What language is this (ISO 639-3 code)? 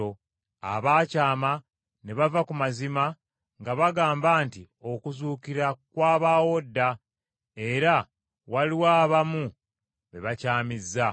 lug